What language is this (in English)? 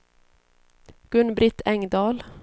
Swedish